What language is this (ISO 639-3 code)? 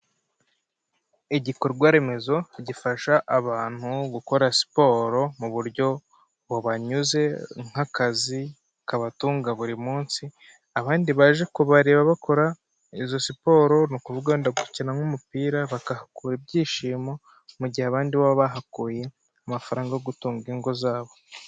kin